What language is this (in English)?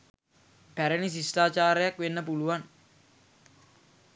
Sinhala